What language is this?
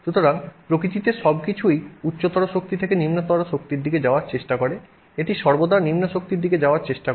Bangla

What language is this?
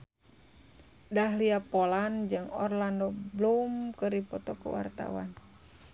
Sundanese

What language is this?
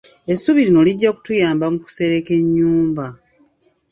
Ganda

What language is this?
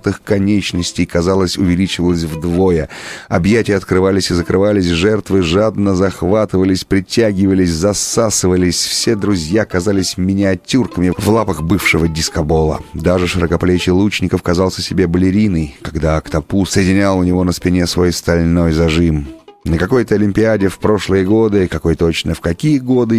Russian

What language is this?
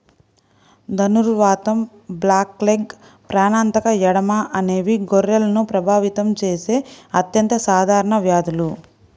Telugu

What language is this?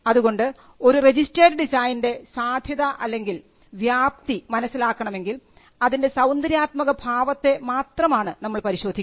Malayalam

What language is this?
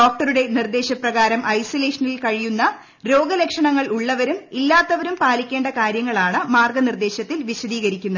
Malayalam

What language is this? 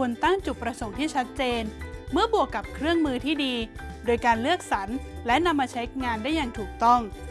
Thai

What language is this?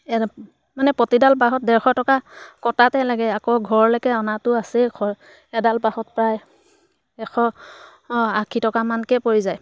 Assamese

